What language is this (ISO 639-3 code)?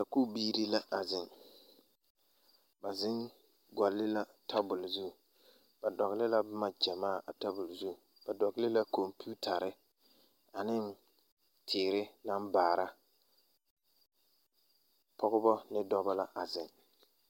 dga